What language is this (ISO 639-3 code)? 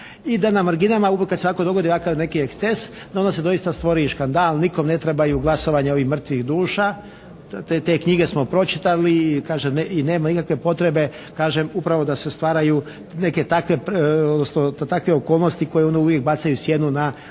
hrv